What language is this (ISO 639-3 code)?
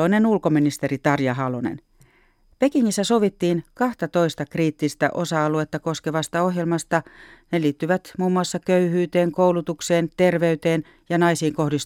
fin